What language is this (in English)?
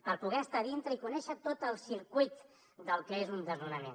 Catalan